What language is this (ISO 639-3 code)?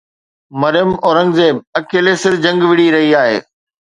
snd